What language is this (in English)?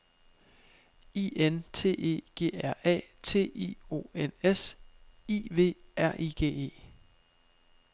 Danish